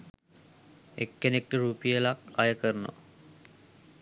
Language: Sinhala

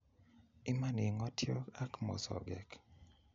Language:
Kalenjin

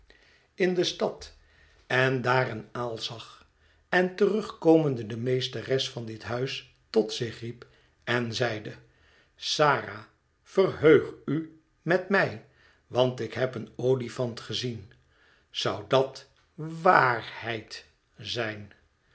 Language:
Dutch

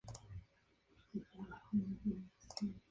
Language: Spanish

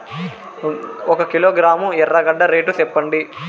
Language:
Telugu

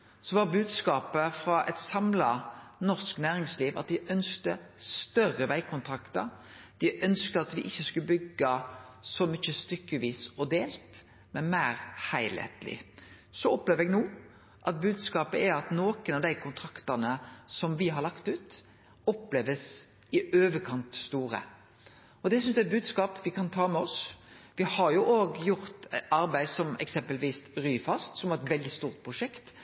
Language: Norwegian Nynorsk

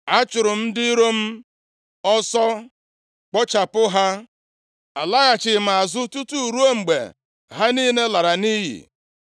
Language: Igbo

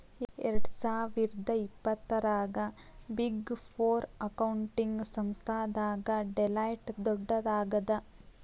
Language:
Kannada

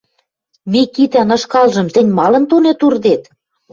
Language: Western Mari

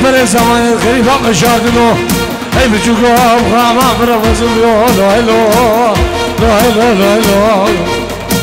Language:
Arabic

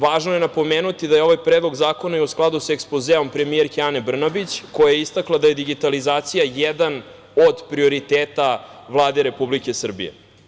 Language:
Serbian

